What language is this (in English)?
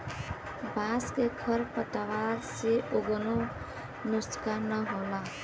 Bhojpuri